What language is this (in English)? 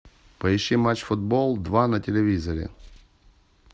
Russian